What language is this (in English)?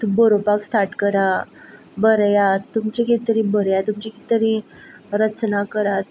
Konkani